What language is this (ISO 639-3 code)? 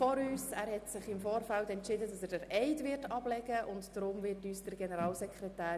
gsw